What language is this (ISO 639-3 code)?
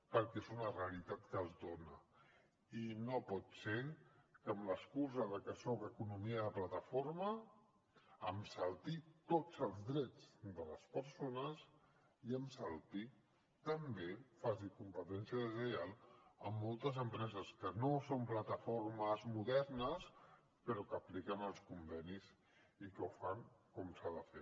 cat